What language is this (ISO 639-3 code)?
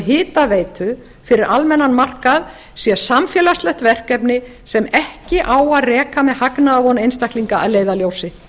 isl